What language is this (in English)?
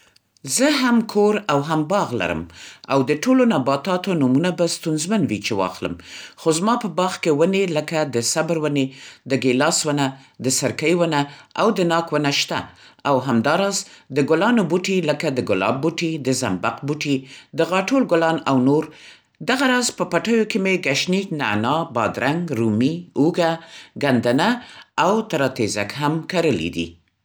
Central Pashto